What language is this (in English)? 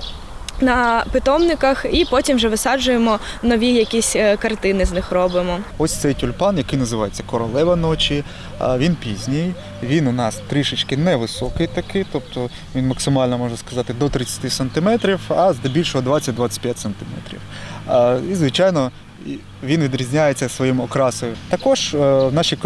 Ukrainian